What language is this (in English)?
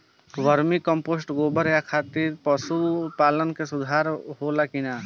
Bhojpuri